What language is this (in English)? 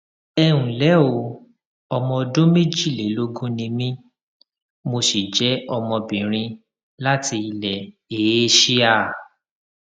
Yoruba